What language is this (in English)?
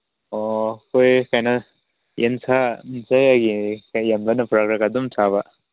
Manipuri